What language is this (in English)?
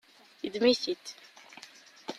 Kabyle